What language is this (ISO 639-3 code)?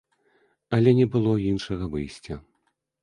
bel